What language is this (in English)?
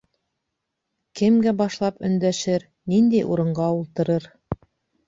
Bashkir